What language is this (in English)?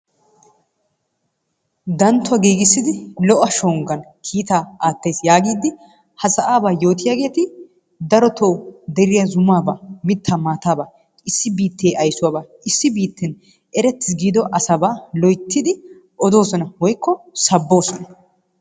Wolaytta